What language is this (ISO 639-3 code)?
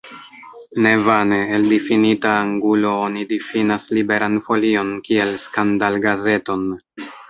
epo